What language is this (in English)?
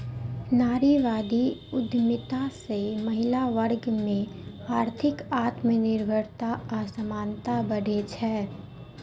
Maithili